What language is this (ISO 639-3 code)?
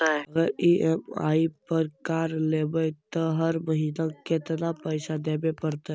mag